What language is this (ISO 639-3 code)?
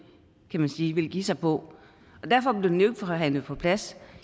dan